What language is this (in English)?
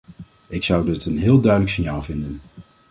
Dutch